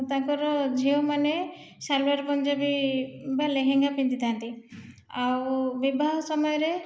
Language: Odia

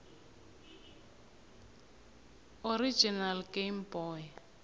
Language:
South Ndebele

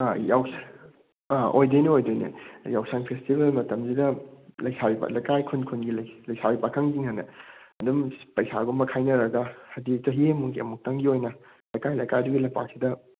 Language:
Manipuri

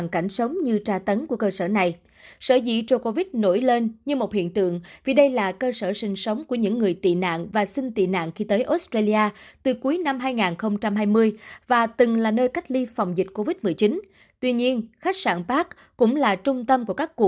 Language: Vietnamese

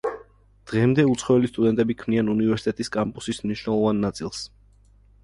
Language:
Georgian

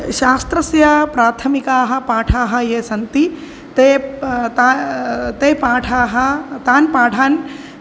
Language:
Sanskrit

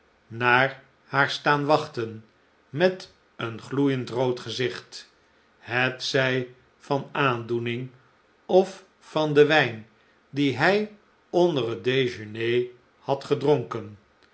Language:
Dutch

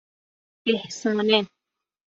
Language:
Persian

